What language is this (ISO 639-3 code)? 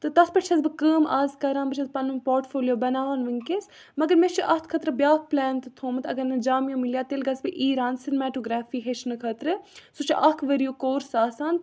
kas